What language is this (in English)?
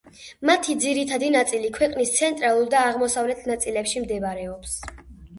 Georgian